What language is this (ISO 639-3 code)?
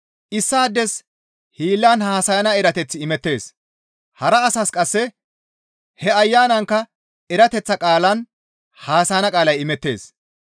gmv